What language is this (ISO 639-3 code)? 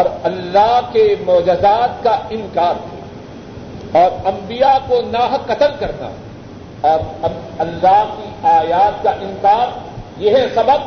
urd